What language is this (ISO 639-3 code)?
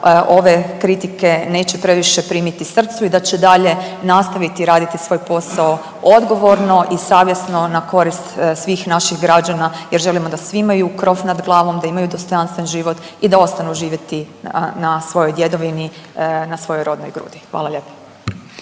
hrv